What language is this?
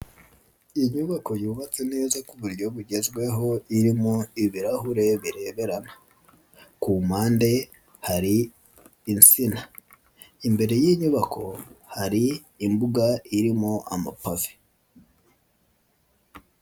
Kinyarwanda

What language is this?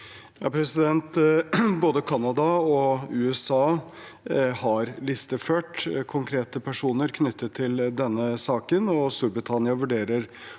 Norwegian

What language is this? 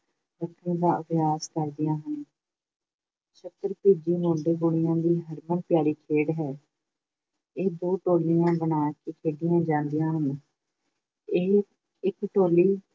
Punjabi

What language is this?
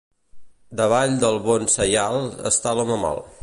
Catalan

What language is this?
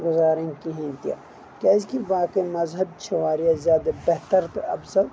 Kashmiri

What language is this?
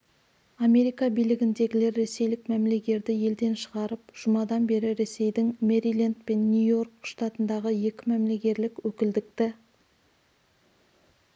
Kazakh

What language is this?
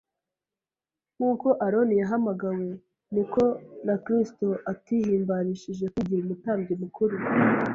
Kinyarwanda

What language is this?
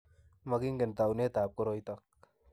Kalenjin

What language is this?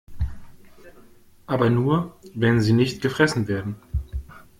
German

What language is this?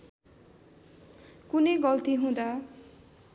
Nepali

